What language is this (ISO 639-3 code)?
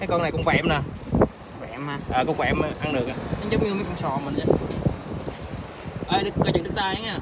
vie